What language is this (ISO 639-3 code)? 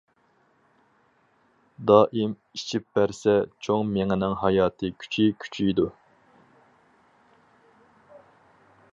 uig